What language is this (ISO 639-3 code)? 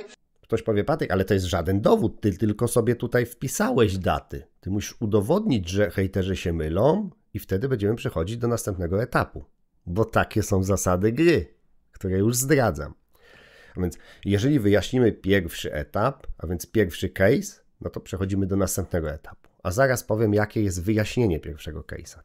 pol